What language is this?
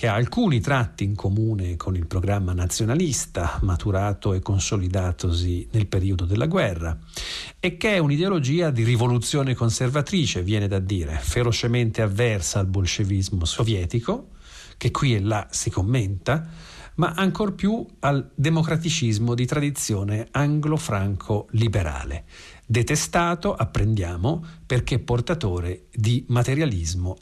Italian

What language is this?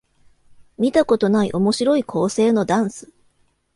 Japanese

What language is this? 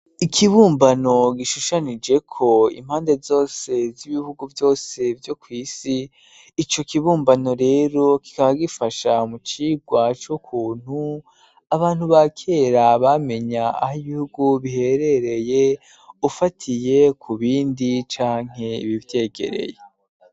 Rundi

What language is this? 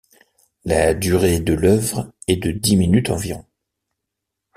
French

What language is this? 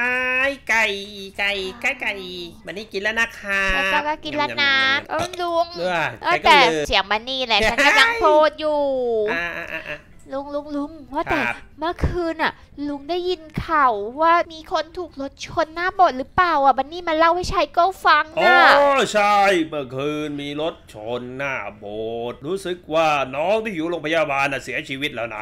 Thai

